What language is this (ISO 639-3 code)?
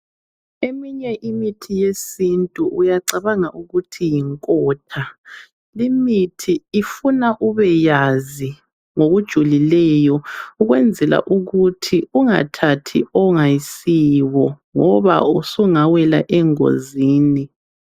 nde